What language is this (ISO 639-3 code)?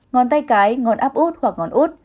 vie